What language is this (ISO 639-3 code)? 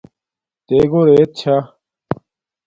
dmk